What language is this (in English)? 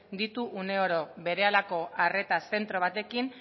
Basque